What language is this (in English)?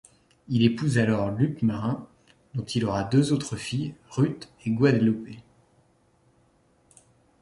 French